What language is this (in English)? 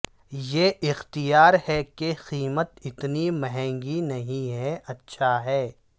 Urdu